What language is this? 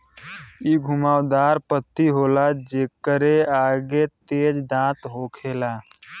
Bhojpuri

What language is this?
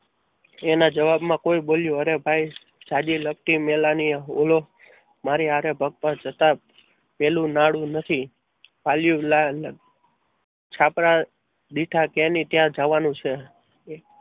Gujarati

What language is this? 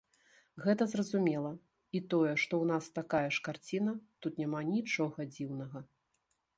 Belarusian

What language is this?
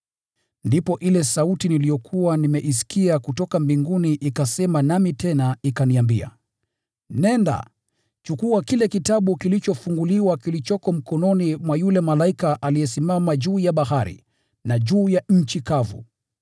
Swahili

